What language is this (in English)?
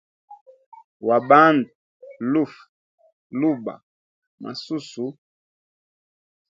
Hemba